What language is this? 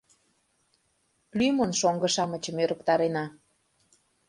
Mari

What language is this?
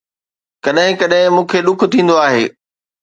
Sindhi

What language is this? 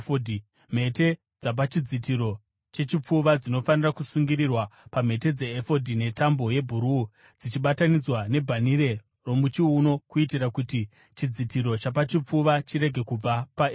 Shona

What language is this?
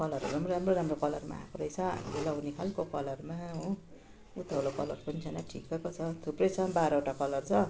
Nepali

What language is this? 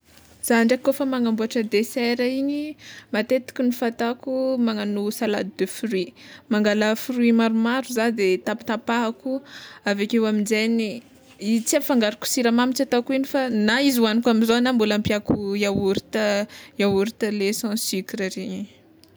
Tsimihety Malagasy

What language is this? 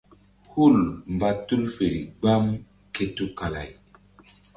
Mbum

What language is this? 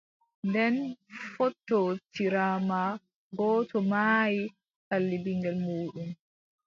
Adamawa Fulfulde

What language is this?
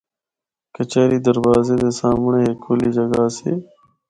Northern Hindko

